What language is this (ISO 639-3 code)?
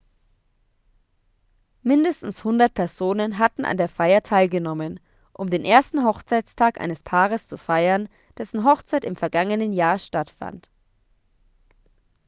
deu